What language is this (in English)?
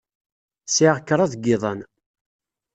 Kabyle